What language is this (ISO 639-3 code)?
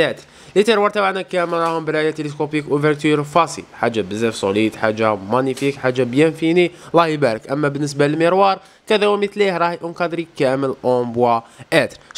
ara